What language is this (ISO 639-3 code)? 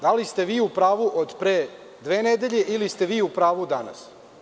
srp